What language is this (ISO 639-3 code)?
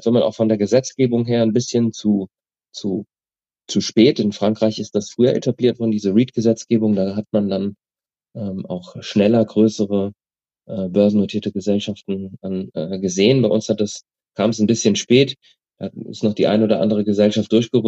deu